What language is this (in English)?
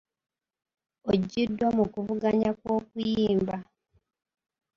Ganda